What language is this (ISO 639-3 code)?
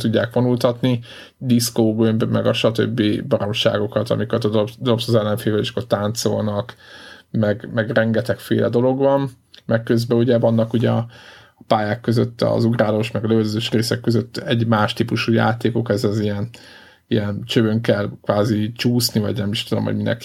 hun